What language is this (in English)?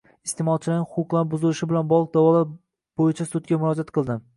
Uzbek